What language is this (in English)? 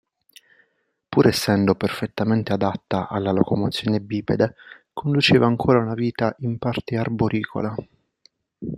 Italian